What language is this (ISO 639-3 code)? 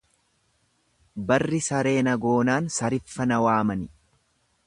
orm